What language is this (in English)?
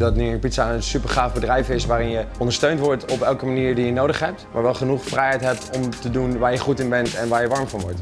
Dutch